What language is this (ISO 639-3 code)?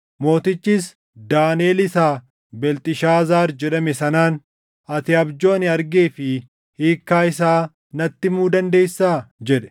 orm